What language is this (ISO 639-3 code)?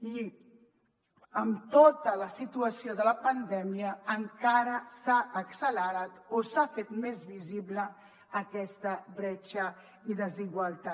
cat